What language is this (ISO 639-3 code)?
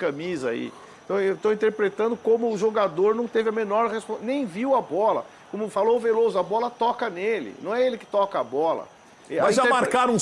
por